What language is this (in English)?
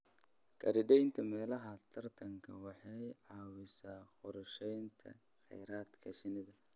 Somali